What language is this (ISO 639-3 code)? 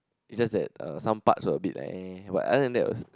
eng